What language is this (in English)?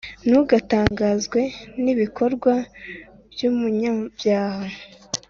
Kinyarwanda